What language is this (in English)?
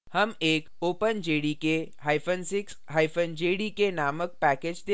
Hindi